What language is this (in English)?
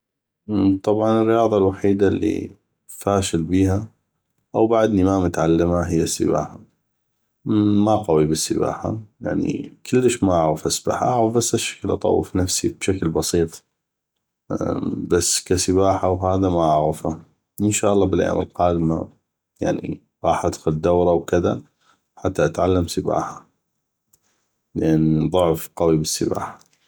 North Mesopotamian Arabic